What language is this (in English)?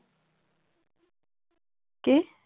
Assamese